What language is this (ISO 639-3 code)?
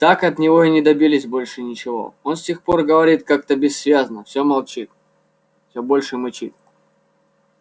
rus